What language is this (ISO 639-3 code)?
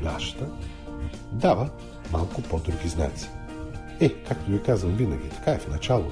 bul